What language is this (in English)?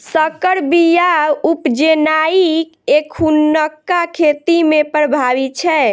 Maithili